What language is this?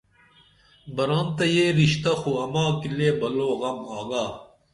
Dameli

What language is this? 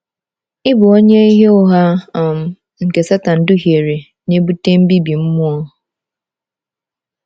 Igbo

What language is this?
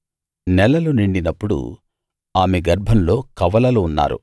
Telugu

